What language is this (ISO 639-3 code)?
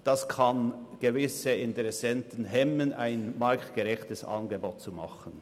gsw